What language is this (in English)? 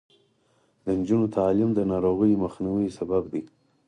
Pashto